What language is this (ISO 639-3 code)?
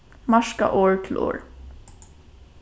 fao